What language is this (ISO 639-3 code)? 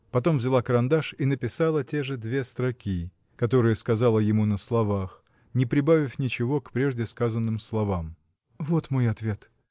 rus